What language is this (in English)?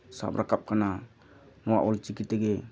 Santali